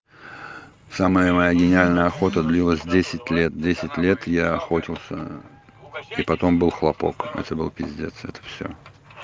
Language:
Russian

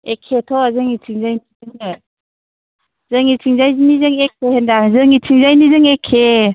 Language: Bodo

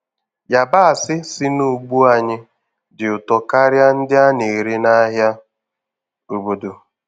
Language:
Igbo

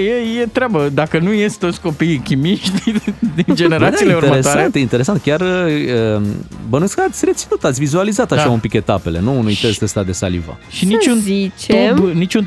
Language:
Romanian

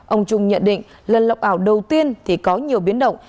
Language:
Vietnamese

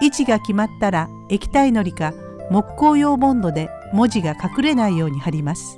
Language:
Japanese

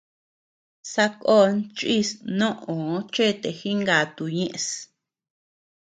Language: Tepeuxila Cuicatec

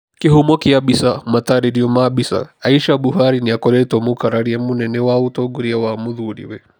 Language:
Kikuyu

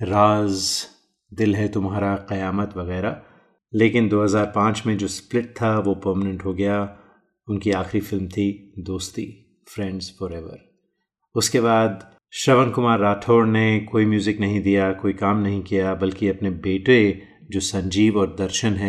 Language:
Hindi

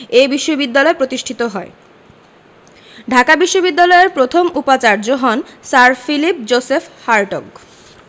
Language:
Bangla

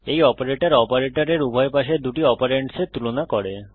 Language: Bangla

